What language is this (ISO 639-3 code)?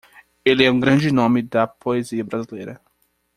por